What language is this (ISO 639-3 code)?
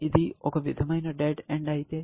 tel